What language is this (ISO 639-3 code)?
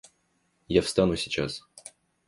rus